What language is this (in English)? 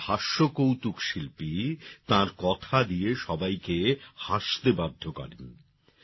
Bangla